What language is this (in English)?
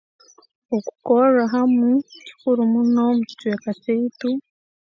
Tooro